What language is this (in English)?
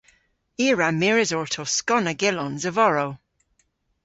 Cornish